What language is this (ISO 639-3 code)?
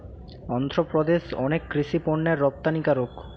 ben